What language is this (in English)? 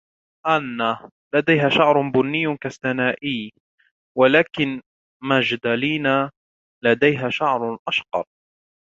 Arabic